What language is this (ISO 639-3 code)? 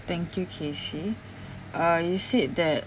eng